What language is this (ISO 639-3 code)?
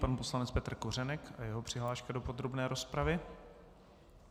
ces